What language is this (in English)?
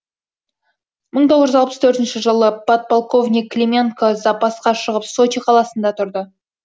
Kazakh